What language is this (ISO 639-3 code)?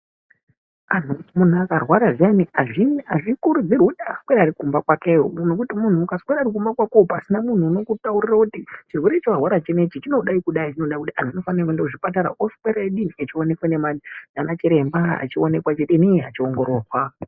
ndc